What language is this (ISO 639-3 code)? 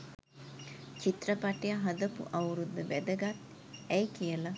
sin